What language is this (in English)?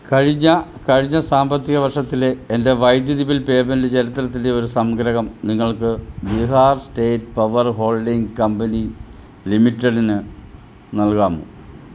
Malayalam